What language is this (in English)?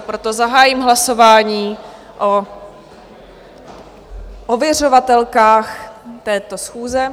Czech